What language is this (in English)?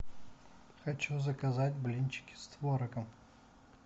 Russian